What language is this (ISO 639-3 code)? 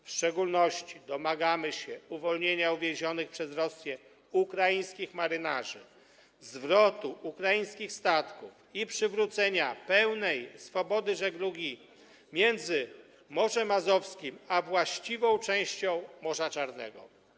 pol